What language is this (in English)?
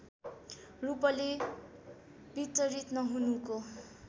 Nepali